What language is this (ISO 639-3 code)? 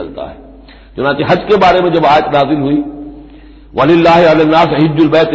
hin